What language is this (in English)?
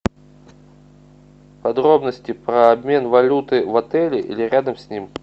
Russian